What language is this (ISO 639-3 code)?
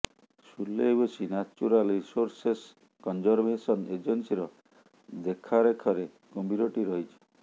ori